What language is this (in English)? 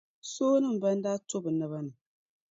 Dagbani